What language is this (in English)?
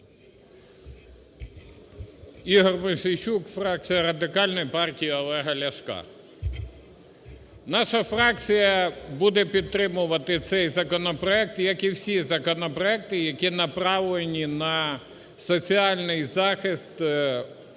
Ukrainian